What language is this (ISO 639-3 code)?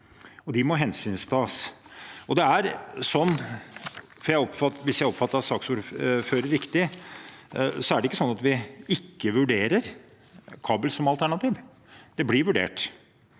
nor